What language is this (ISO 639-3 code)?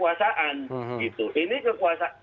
ind